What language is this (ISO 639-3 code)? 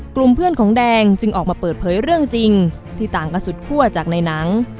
tha